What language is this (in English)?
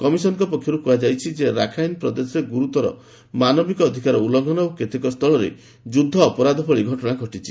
Odia